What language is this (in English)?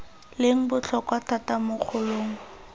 Tswana